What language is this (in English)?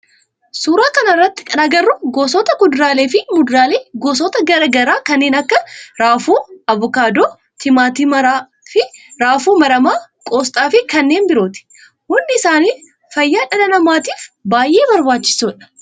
Oromo